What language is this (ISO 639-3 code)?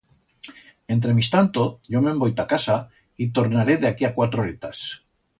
arg